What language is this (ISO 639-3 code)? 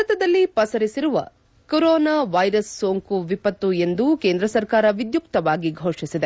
kan